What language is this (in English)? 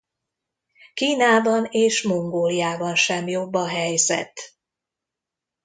Hungarian